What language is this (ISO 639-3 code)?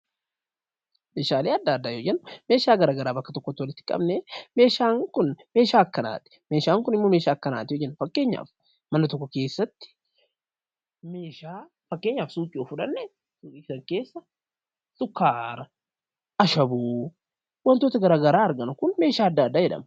orm